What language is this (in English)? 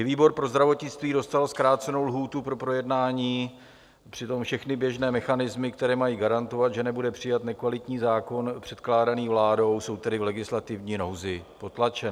Czech